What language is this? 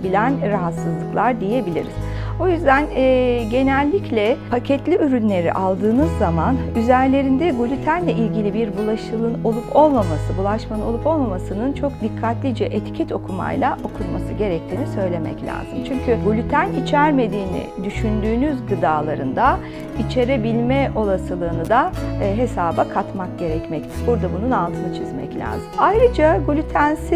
Turkish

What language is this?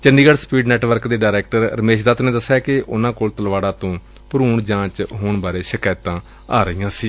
Punjabi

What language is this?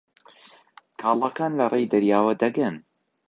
Central Kurdish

